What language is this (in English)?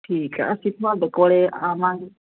Punjabi